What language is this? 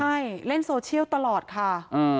Thai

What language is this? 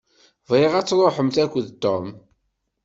Kabyle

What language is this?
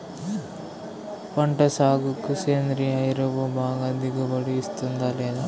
Telugu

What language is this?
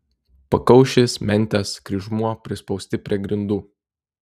Lithuanian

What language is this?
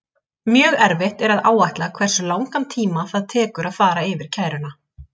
Icelandic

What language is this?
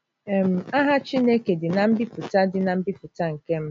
Igbo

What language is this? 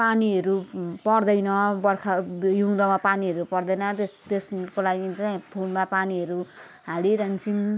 Nepali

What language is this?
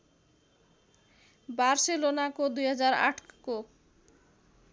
Nepali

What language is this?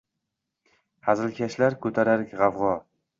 Uzbek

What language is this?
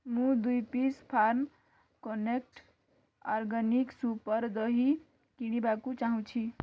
Odia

